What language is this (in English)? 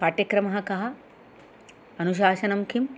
Sanskrit